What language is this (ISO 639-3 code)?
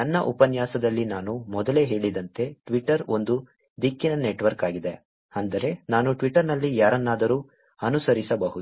kan